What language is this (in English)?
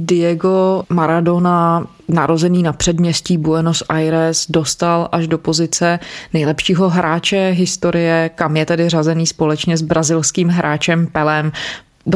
Czech